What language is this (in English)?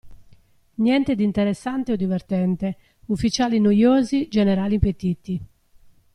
Italian